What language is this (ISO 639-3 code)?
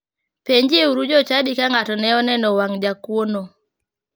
luo